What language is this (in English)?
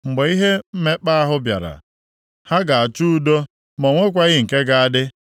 Igbo